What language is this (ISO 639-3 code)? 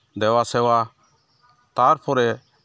sat